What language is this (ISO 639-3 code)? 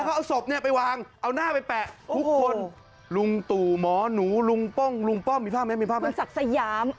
tha